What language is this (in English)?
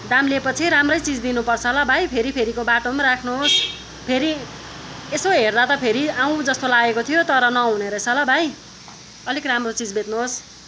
Nepali